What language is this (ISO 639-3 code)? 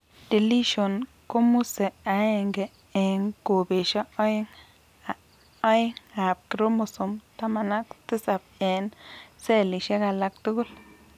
kln